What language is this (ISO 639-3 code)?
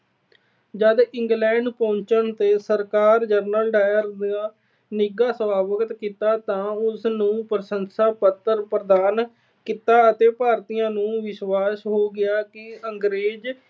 pan